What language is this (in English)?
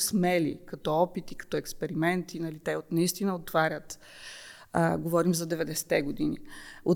Bulgarian